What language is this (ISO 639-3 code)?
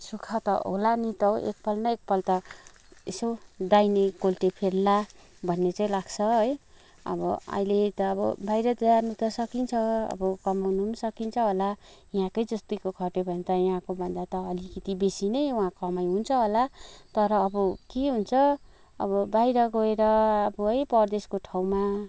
nep